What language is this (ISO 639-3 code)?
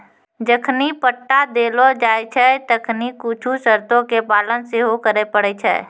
mai